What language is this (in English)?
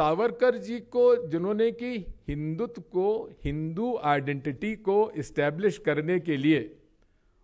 Hindi